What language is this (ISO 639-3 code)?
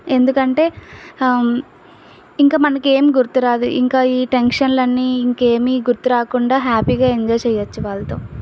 tel